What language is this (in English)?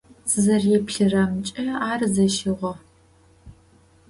Adyghe